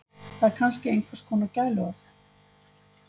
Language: Icelandic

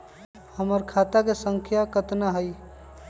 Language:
Magahi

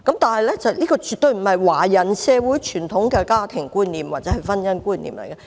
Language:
Cantonese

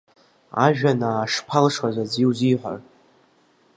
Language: Abkhazian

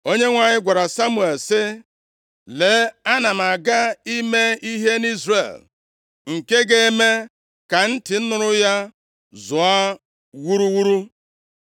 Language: Igbo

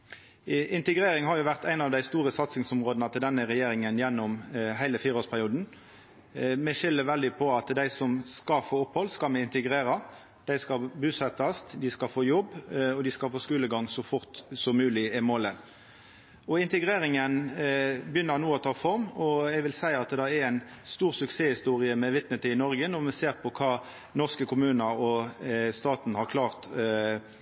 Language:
Norwegian Nynorsk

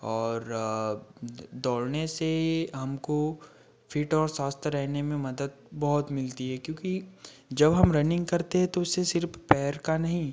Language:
Hindi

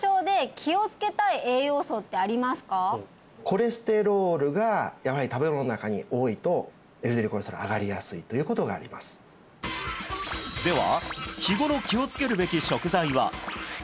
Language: Japanese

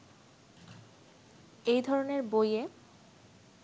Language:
Bangla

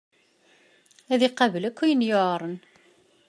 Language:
Kabyle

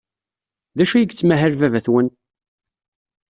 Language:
Kabyle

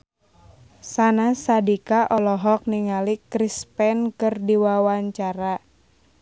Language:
Sundanese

